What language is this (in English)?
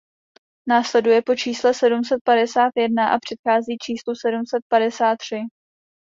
Czech